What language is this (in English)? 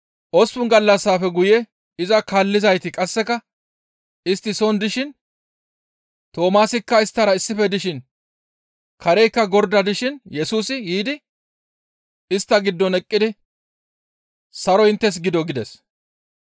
Gamo